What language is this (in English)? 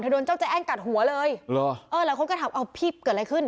Thai